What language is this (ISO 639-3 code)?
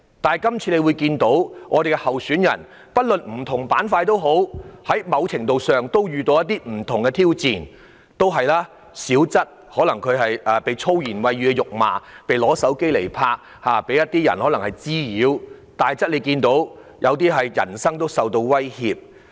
yue